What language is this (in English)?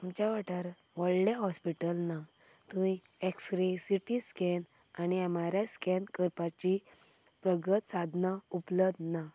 Konkani